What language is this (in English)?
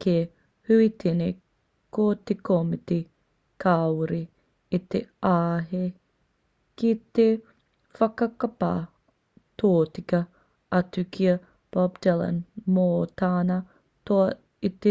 Māori